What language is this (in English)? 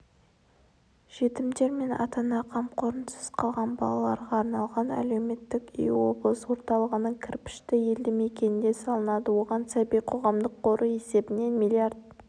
Kazakh